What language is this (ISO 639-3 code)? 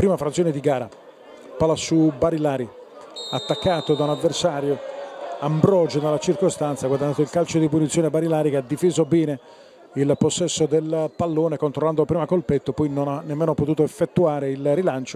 ita